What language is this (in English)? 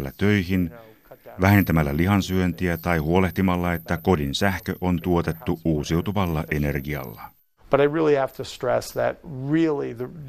Finnish